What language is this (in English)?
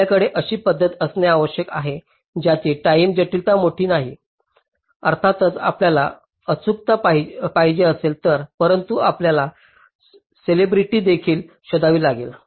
Marathi